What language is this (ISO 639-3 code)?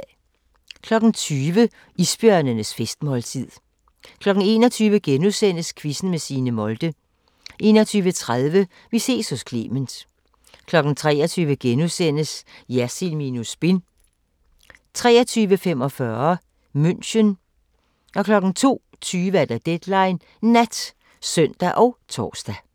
dan